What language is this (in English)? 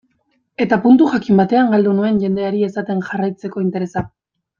Basque